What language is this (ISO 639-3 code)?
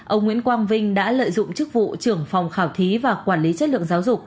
vie